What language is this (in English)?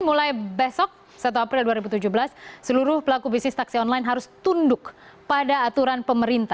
Indonesian